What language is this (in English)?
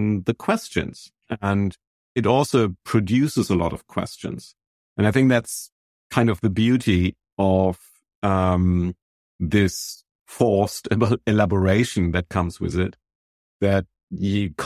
English